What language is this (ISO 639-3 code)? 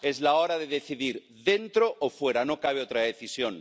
spa